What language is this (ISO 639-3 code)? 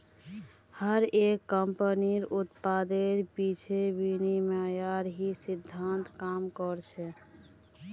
mag